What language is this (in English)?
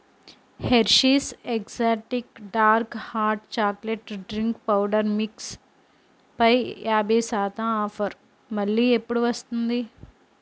Telugu